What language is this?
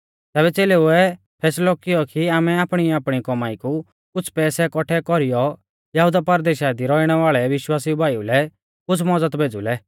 Mahasu Pahari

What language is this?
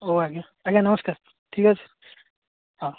Odia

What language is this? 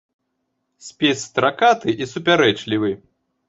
Belarusian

